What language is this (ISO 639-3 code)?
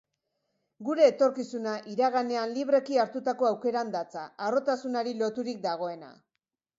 eus